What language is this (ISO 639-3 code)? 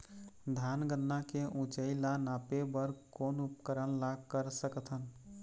hne